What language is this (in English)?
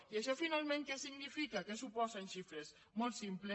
Catalan